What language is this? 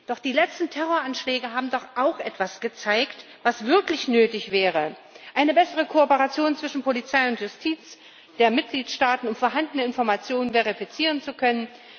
German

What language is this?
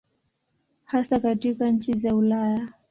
Swahili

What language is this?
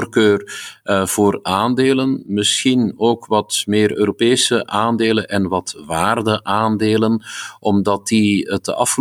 Dutch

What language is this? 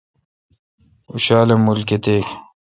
Kalkoti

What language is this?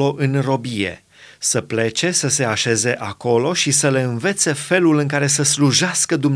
Romanian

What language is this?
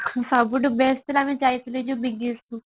Odia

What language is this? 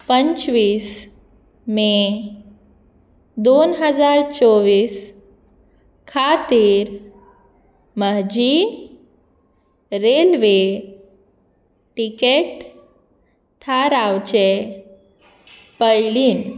Konkani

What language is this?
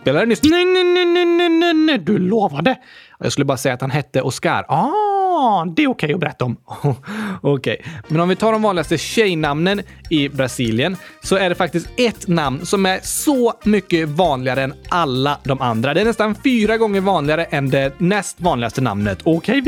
Swedish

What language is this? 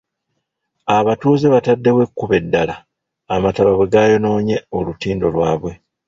Ganda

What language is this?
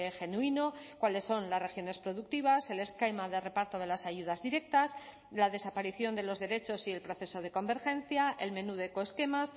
Spanish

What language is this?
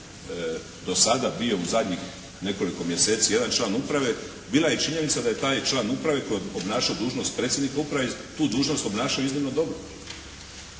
Croatian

